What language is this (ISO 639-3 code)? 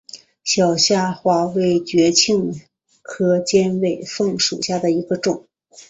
zho